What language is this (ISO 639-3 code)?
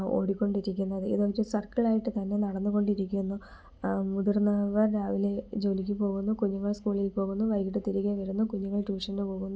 mal